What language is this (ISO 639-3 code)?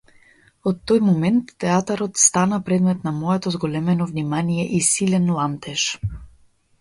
mkd